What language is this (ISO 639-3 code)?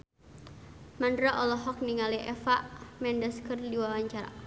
sun